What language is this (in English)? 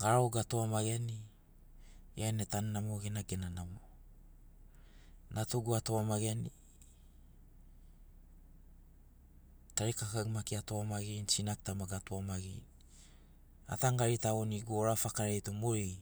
Sinaugoro